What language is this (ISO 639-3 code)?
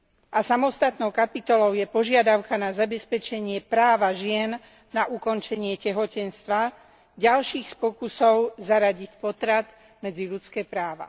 slk